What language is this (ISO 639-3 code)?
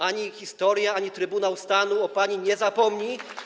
pol